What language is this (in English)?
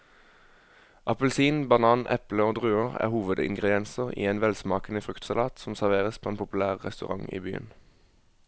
Norwegian